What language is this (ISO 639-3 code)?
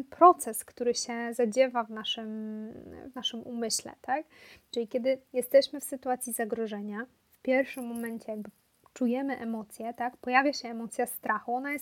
pol